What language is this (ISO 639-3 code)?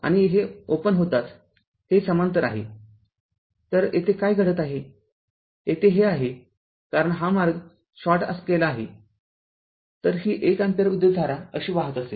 mar